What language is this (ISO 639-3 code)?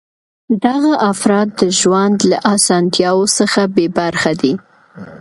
pus